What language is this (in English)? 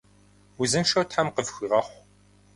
Kabardian